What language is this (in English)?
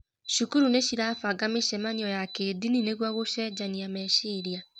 Kikuyu